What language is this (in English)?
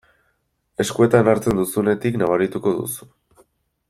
Basque